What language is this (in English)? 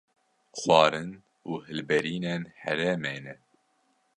Kurdish